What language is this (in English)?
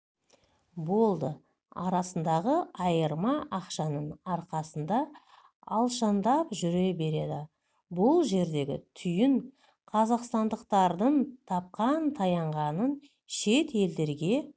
Kazakh